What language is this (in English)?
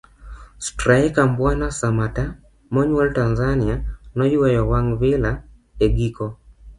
Luo (Kenya and Tanzania)